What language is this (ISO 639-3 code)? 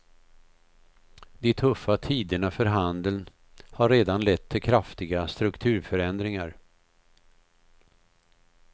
swe